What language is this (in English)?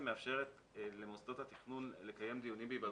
Hebrew